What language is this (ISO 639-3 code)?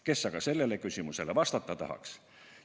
est